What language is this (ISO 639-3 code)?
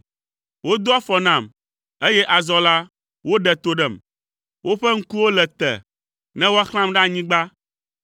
ewe